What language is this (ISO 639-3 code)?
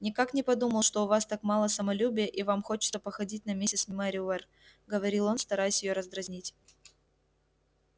rus